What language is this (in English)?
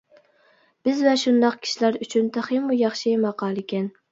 Uyghur